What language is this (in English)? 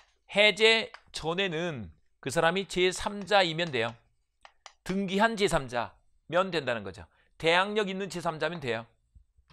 Korean